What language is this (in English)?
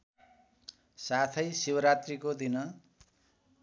Nepali